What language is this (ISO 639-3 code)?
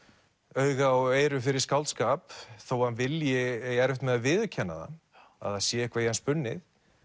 isl